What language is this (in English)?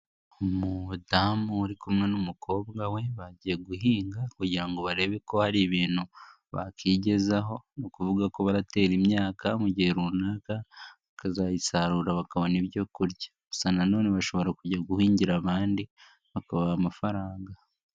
Kinyarwanda